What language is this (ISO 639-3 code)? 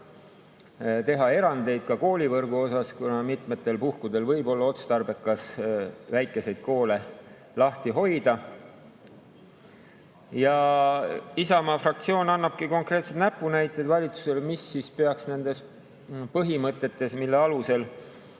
est